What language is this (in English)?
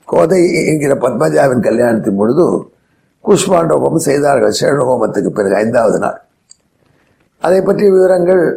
Tamil